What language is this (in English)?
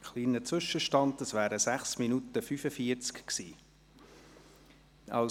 Swiss German